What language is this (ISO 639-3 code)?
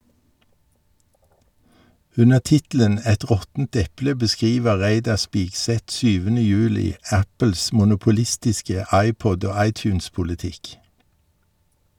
nor